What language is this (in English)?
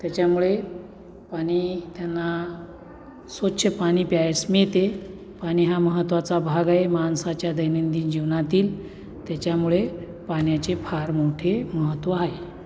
Marathi